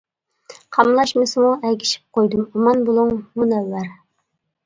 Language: Uyghur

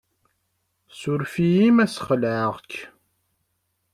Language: Kabyle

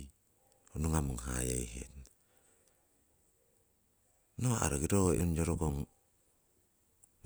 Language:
Siwai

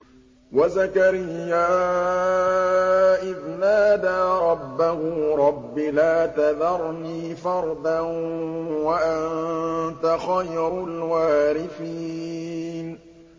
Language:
Arabic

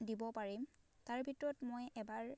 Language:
Assamese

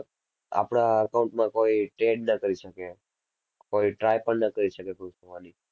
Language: Gujarati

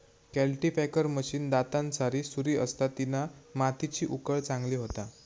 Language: Marathi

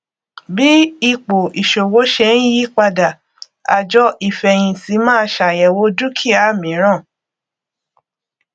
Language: Yoruba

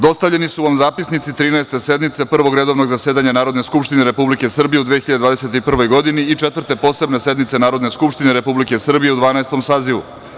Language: Serbian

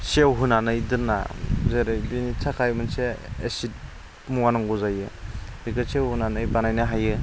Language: Bodo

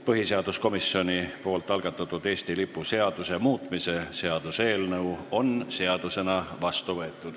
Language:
Estonian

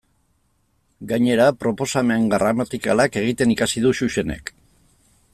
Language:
Basque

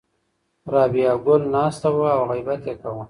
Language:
Pashto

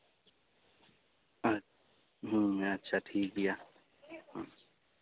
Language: Santali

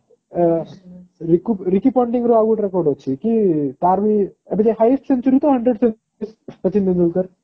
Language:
Odia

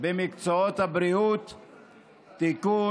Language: Hebrew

